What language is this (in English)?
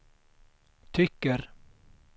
Swedish